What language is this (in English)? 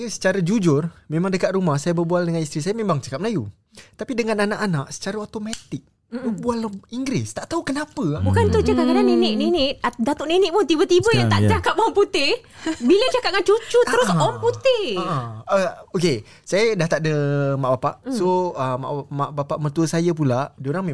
Malay